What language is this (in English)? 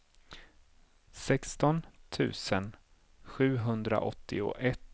Swedish